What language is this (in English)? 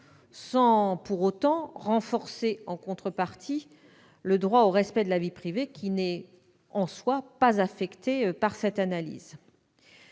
French